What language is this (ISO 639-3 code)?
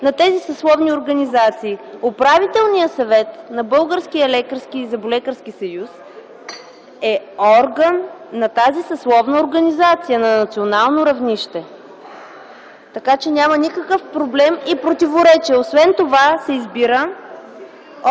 bul